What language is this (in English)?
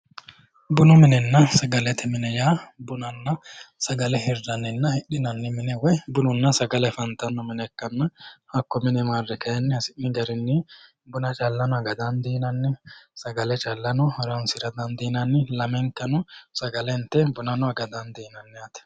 Sidamo